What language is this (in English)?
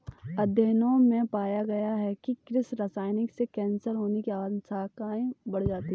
Hindi